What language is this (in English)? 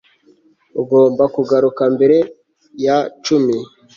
Kinyarwanda